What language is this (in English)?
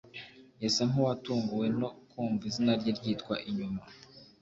Kinyarwanda